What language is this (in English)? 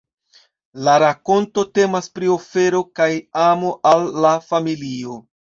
Esperanto